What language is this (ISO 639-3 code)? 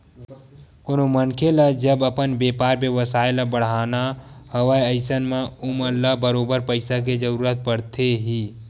hne